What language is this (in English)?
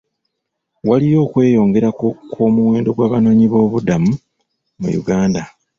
Ganda